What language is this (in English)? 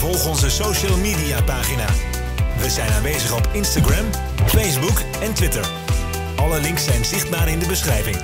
Dutch